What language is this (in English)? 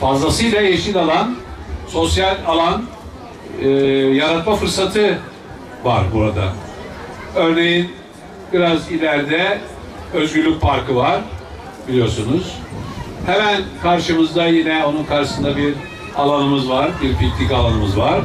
Turkish